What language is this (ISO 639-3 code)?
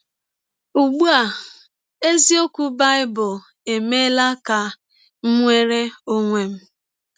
ibo